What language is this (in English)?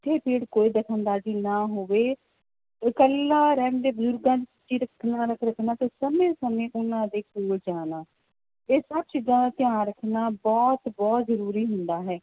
Punjabi